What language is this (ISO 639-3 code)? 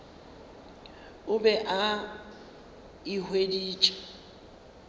nso